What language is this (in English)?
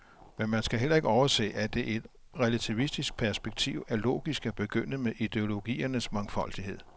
Danish